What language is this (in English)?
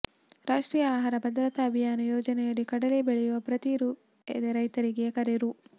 Kannada